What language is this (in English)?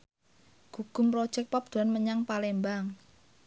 Javanese